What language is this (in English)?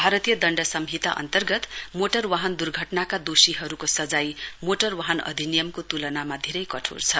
Nepali